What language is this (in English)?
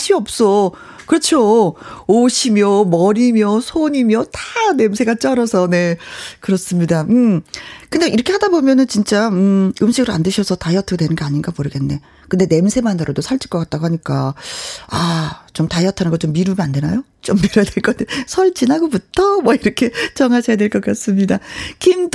Korean